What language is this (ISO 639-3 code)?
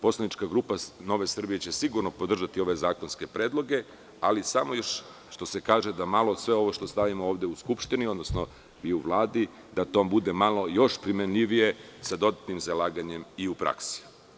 srp